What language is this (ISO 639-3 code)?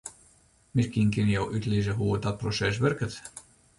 fry